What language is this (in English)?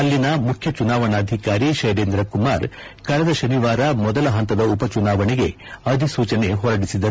Kannada